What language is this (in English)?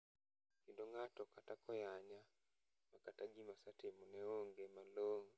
Luo (Kenya and Tanzania)